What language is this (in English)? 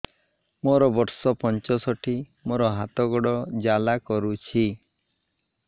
Odia